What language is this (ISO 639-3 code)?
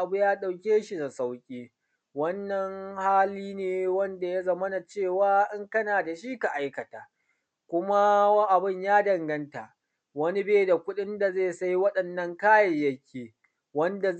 hau